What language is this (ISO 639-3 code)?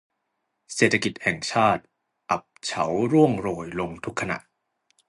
tha